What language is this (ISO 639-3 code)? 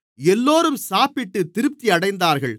tam